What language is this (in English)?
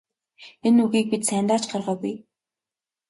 Mongolian